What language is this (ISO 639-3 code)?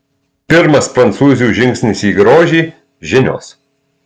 lit